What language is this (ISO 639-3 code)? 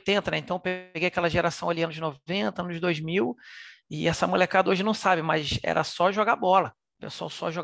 por